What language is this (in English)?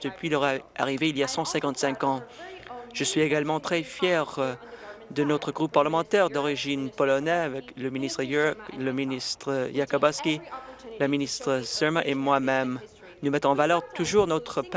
French